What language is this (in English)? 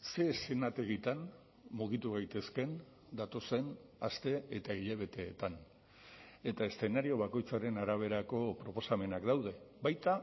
Basque